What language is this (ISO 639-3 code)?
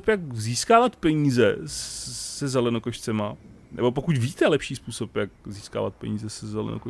ces